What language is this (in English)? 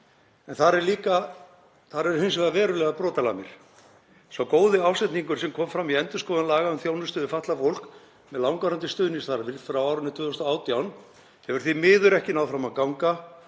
Icelandic